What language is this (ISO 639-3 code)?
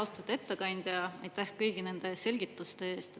est